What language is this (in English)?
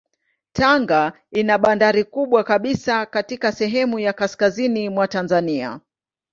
Swahili